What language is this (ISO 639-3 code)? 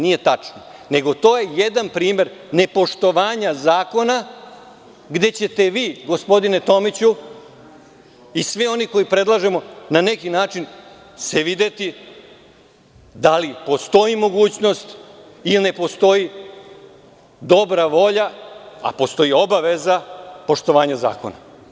srp